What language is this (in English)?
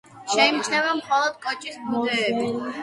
Georgian